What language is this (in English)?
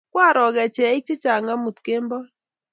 Kalenjin